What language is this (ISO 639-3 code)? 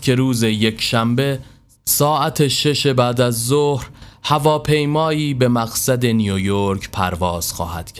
fas